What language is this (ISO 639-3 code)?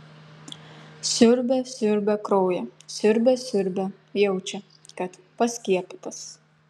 lit